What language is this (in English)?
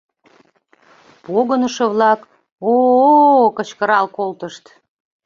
Mari